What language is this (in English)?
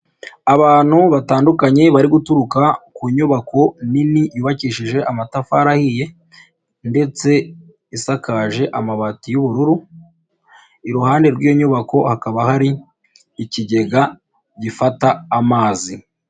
Kinyarwanda